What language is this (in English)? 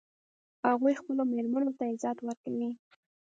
Pashto